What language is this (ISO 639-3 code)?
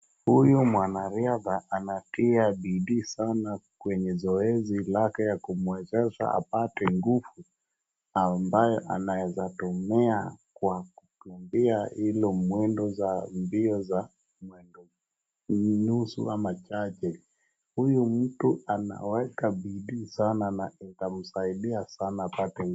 swa